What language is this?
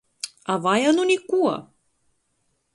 Latgalian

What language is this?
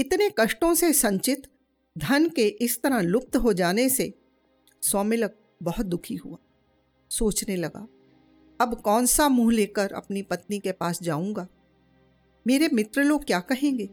Hindi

